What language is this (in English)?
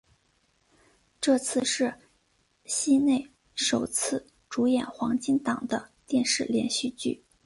Chinese